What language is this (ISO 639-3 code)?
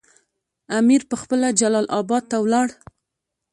pus